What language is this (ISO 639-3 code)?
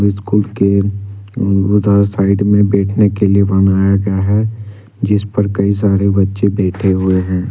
hin